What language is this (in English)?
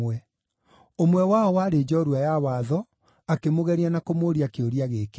Kikuyu